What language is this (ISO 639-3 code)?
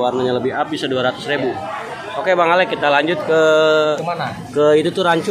ind